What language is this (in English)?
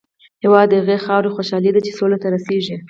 Pashto